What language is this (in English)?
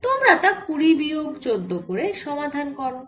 Bangla